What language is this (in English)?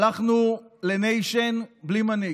Hebrew